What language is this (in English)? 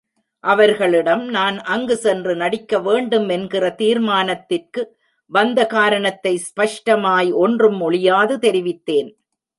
Tamil